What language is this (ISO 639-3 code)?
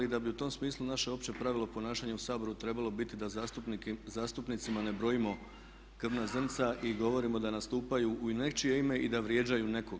hrv